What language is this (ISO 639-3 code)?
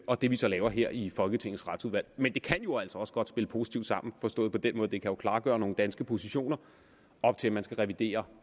dan